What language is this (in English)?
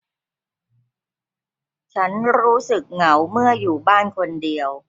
Thai